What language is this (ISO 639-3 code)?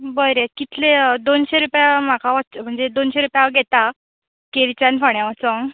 kok